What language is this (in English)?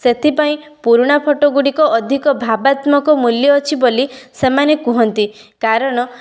Odia